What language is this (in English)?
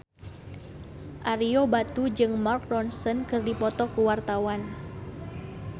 Sundanese